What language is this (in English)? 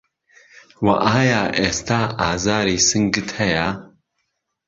Central Kurdish